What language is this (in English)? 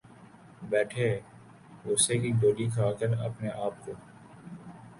Urdu